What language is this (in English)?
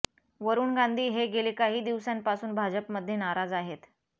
Marathi